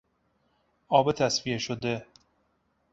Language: Persian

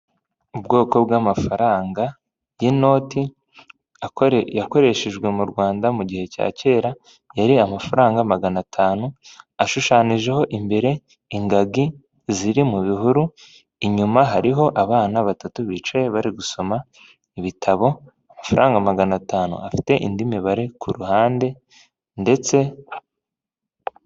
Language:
Kinyarwanda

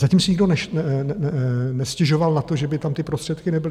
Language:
Czech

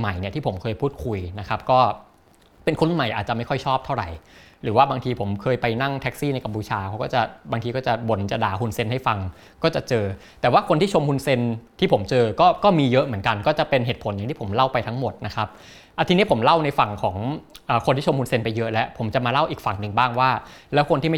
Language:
Thai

